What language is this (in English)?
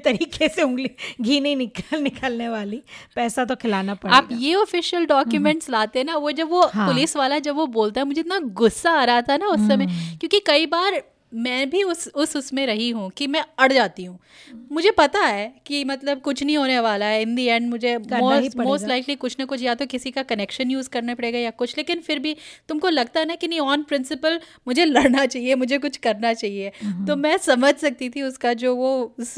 Hindi